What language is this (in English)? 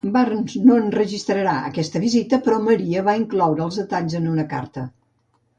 Catalan